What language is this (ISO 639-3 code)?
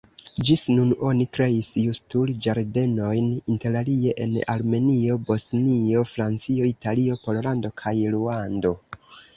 epo